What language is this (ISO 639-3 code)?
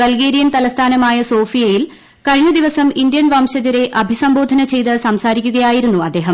mal